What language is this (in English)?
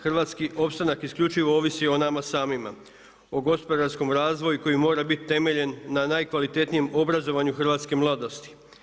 Croatian